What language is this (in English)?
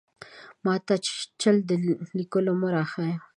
Pashto